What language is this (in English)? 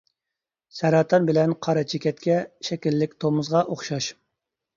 Uyghur